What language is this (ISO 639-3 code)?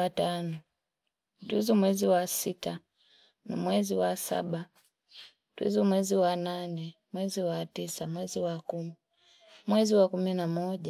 fip